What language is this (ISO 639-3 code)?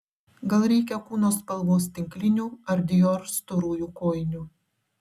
lit